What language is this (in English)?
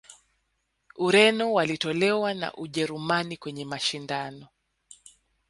Swahili